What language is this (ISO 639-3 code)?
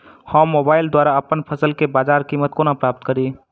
mai